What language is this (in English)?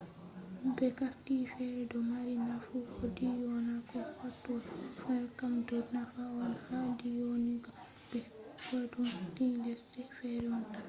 Fula